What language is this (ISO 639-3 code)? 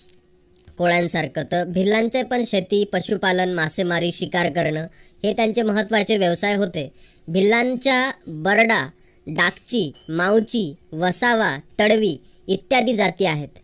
mar